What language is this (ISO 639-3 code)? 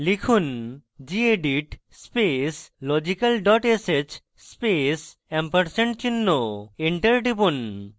ben